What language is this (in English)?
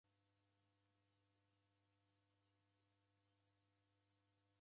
Taita